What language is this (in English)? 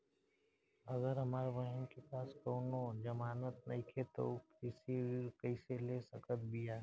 Bhojpuri